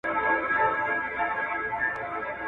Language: Pashto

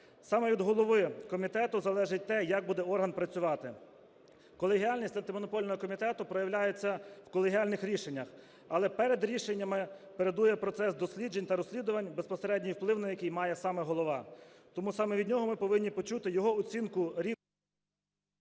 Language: Ukrainian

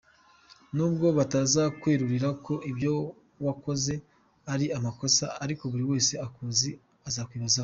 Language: Kinyarwanda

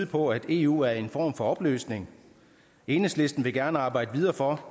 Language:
Danish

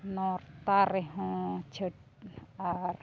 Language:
Santali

